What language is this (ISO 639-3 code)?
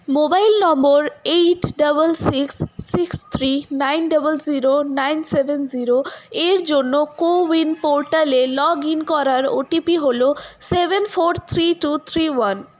ben